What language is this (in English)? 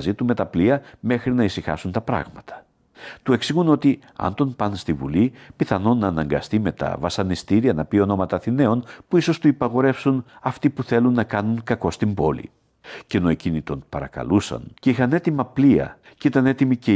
Greek